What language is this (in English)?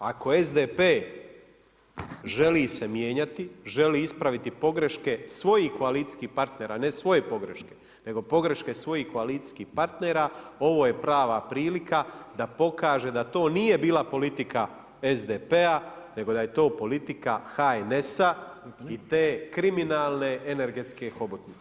Croatian